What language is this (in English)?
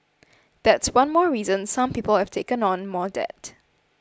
English